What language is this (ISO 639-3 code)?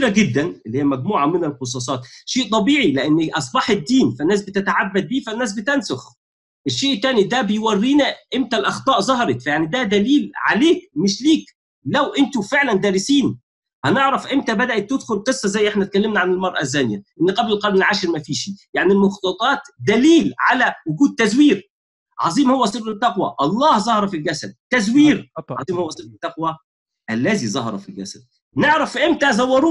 ara